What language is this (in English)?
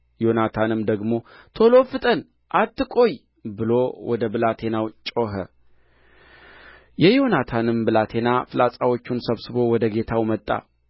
Amharic